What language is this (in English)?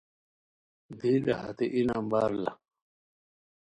Khowar